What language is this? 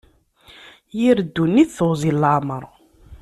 Kabyle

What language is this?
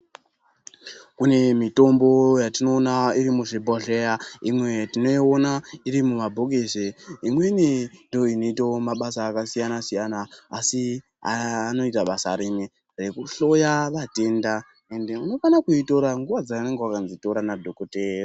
Ndau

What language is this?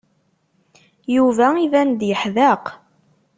Kabyle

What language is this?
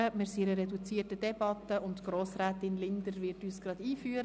Swiss German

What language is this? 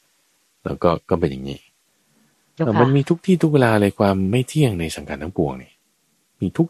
Thai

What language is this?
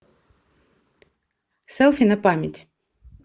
Russian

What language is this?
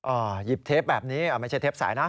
Thai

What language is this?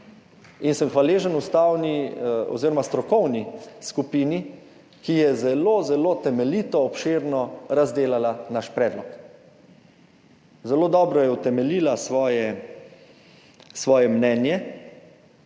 Slovenian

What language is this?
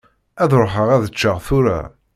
Kabyle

